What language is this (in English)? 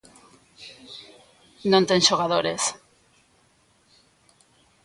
Galician